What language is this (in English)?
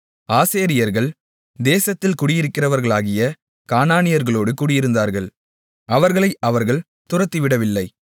Tamil